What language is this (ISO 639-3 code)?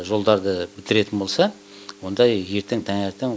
kaz